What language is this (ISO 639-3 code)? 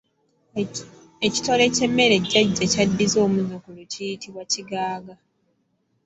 lug